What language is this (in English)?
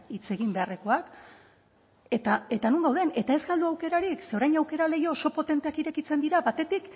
Basque